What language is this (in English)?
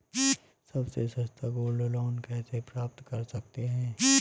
Hindi